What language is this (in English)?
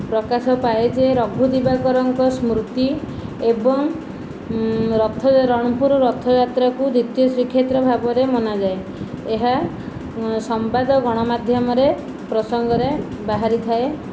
Odia